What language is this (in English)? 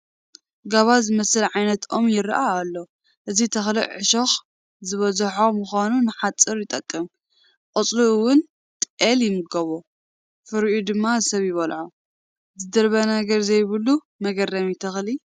Tigrinya